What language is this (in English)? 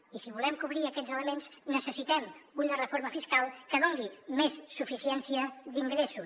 Catalan